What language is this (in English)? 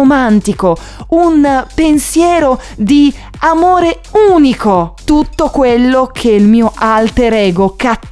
Italian